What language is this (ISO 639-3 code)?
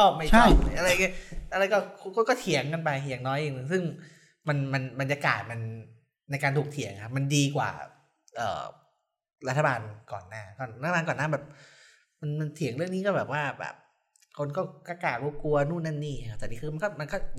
tha